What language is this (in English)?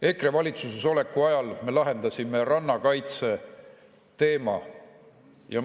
Estonian